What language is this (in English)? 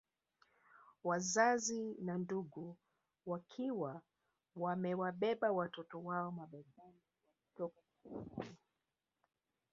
Swahili